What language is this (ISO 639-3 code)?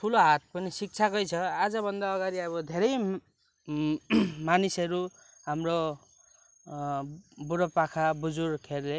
nep